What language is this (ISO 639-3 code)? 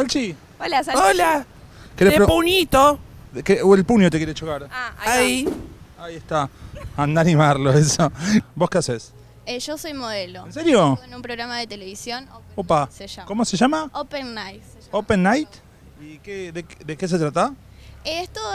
spa